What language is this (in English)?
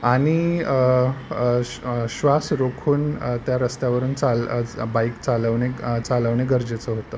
Marathi